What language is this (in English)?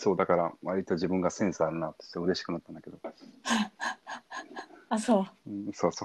Japanese